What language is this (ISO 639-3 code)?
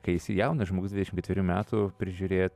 lit